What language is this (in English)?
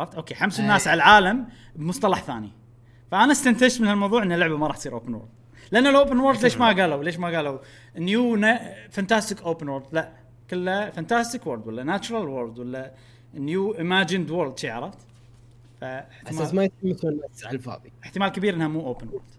Arabic